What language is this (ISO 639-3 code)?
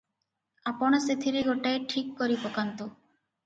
ori